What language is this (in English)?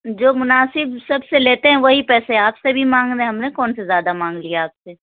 Urdu